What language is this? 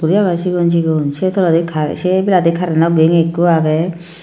Chakma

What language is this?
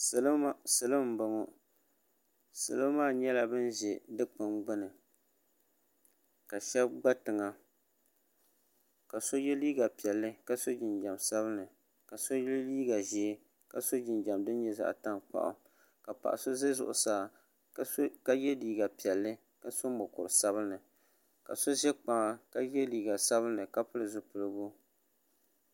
Dagbani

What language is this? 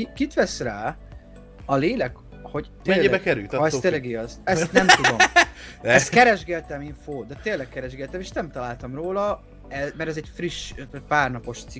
Hungarian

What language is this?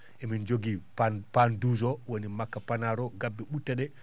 Fula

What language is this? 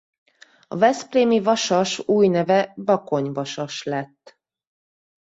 Hungarian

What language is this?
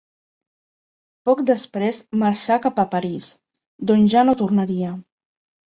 Catalan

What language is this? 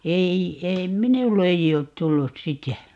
Finnish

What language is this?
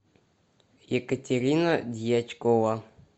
Russian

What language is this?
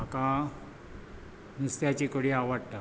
Konkani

